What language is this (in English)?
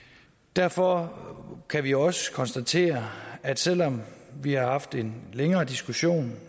Danish